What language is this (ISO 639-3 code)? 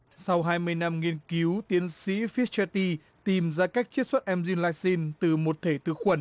vie